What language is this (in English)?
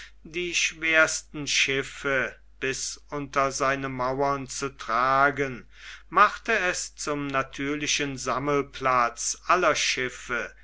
German